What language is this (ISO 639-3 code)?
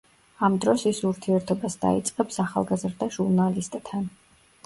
kat